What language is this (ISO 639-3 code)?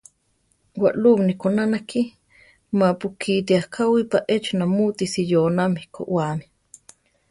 tar